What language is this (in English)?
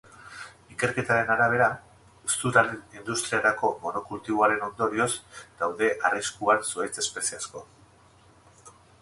Basque